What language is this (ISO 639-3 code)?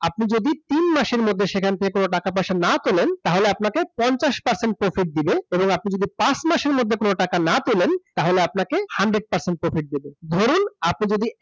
ben